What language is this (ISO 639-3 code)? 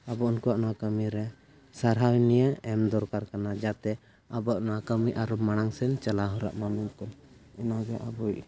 sat